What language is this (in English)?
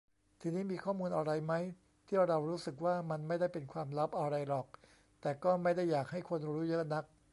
Thai